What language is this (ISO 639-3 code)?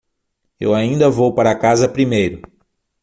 por